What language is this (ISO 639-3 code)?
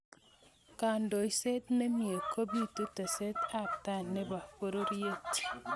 kln